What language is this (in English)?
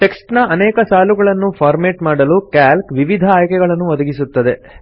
Kannada